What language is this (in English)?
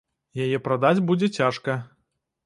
Belarusian